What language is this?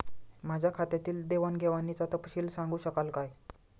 Marathi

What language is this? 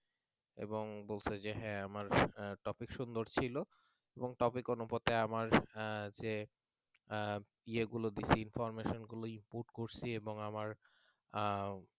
Bangla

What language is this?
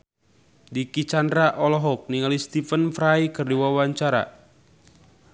Sundanese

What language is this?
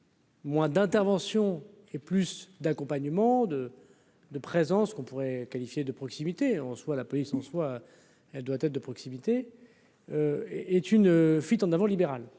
French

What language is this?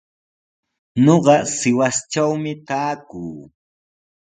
Sihuas Ancash Quechua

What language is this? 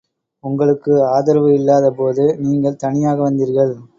Tamil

